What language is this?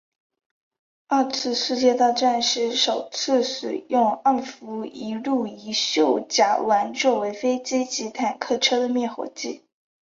Chinese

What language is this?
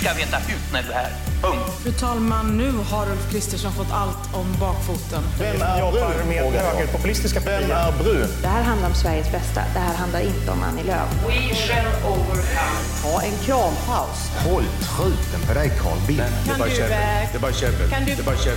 Swedish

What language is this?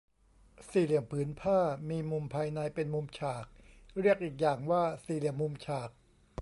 Thai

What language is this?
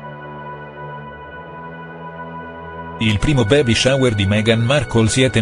Italian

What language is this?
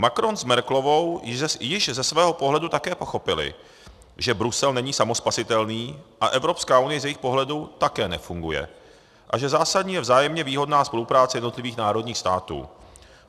Czech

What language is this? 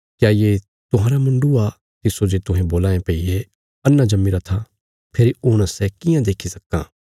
Bilaspuri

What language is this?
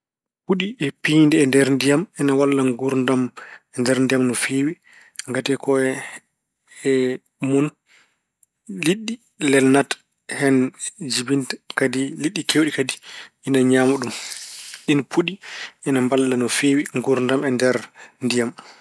Fula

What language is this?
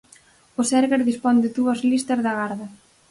Galician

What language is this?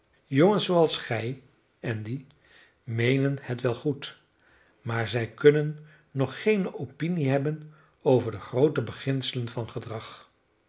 Dutch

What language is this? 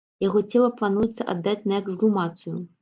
Belarusian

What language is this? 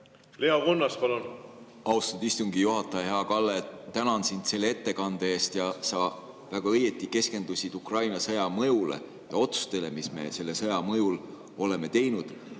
Estonian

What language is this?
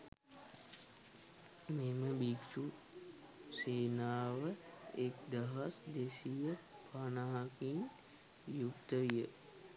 Sinhala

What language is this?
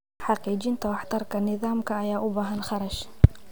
Somali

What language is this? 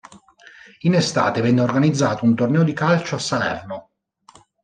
Italian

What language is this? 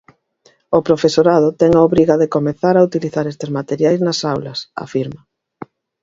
Galician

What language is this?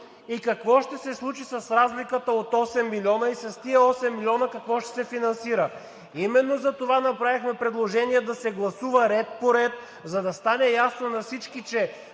Bulgarian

